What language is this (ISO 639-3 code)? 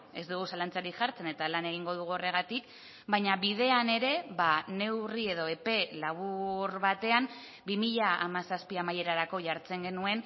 eus